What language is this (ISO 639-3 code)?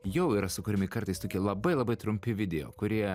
lit